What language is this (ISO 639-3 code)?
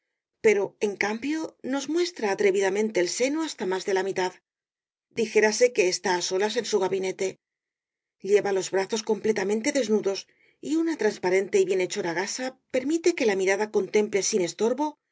spa